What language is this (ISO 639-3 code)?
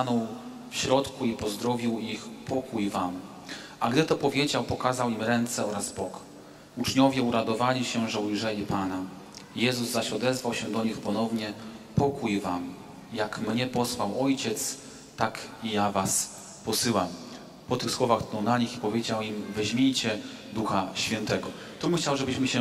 pol